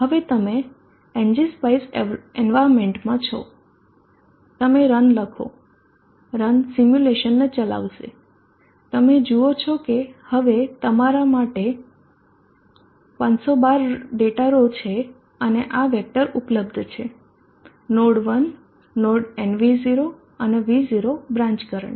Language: Gujarati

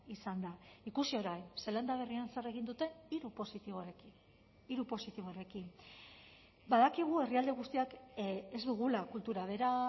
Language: Basque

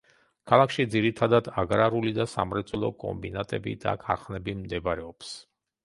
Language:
Georgian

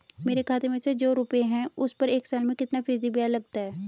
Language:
Hindi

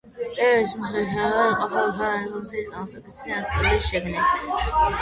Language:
Georgian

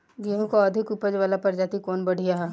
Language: Bhojpuri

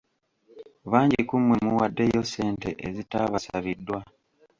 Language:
Ganda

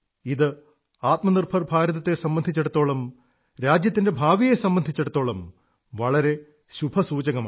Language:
Malayalam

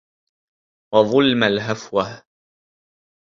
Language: Arabic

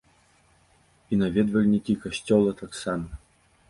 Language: Belarusian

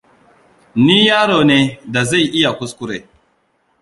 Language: Hausa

